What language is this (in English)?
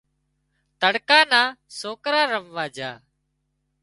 Wadiyara Koli